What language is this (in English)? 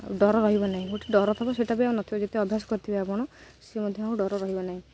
Odia